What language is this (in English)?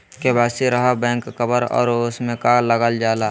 Magahi